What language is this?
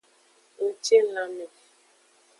Aja (Benin)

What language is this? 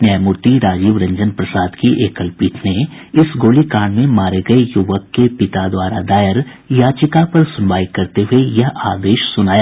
Hindi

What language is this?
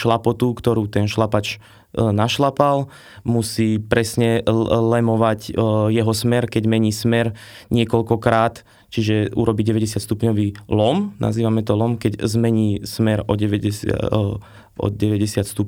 Slovak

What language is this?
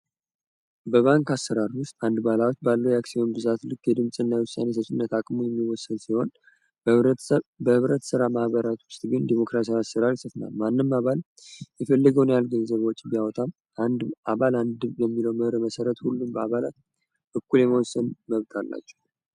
Amharic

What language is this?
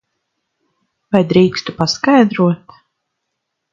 Latvian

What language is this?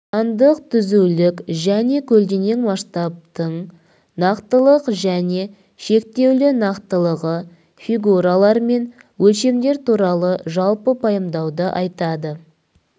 Kazakh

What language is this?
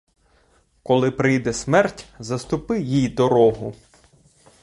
Ukrainian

